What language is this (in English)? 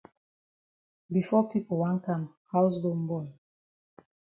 Cameroon Pidgin